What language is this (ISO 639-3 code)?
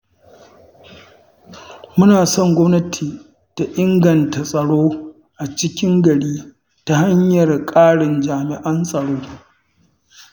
hau